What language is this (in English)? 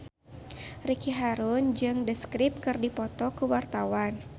Sundanese